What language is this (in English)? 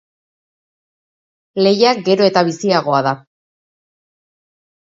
Basque